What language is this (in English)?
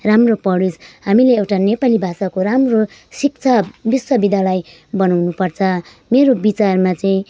Nepali